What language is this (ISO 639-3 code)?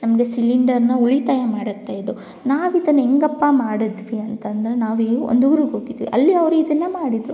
kan